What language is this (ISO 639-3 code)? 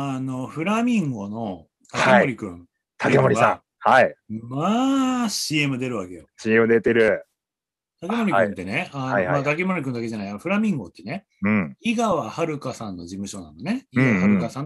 jpn